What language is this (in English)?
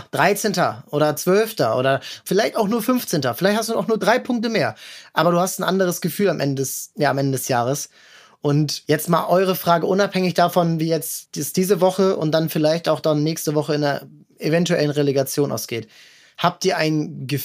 German